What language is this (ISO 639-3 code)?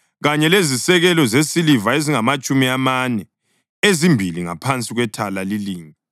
nde